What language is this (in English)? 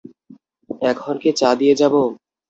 Bangla